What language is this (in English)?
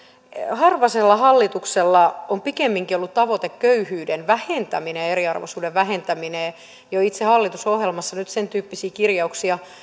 Finnish